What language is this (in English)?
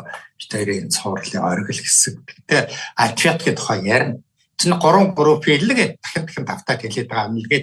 Turkish